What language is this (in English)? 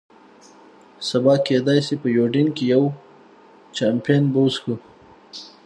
Pashto